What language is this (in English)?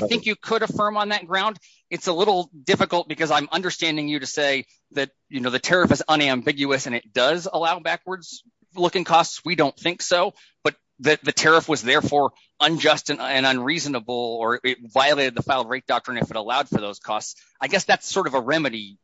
English